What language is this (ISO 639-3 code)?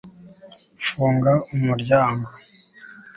kin